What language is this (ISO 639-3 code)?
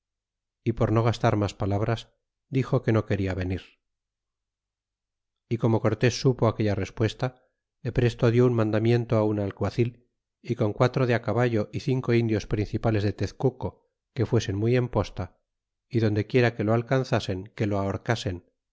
spa